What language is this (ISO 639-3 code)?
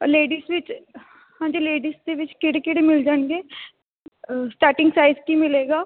pan